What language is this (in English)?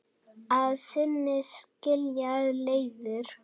Icelandic